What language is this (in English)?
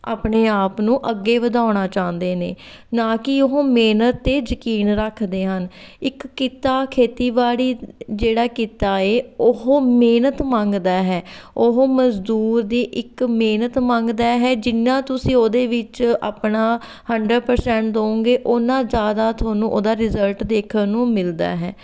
Punjabi